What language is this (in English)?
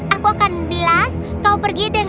Indonesian